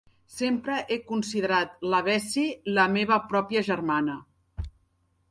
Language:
Catalan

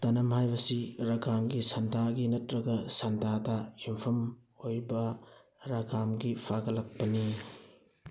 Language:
Manipuri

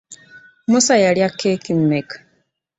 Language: Ganda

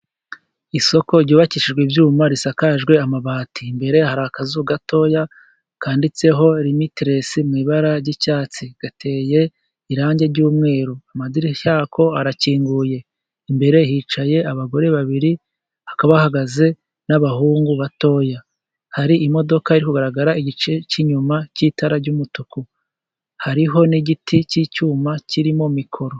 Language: Kinyarwanda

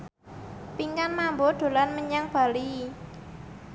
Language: Javanese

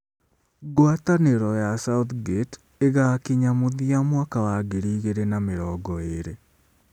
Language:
Kikuyu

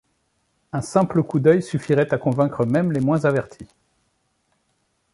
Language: French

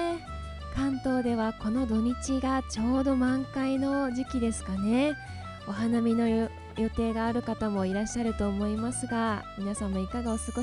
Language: Japanese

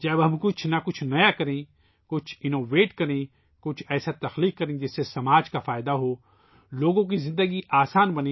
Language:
Urdu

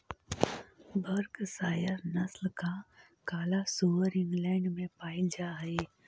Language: Magahi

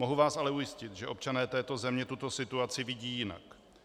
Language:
Czech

